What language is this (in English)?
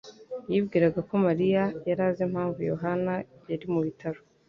Kinyarwanda